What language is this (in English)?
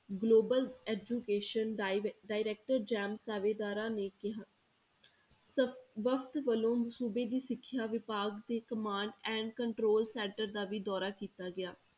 Punjabi